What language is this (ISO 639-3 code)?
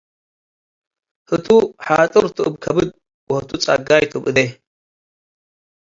tig